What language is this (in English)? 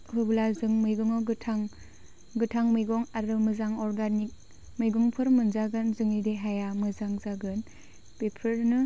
Bodo